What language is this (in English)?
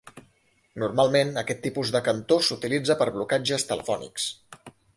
Catalan